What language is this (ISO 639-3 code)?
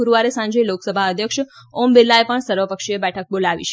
guj